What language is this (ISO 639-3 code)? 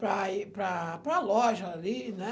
por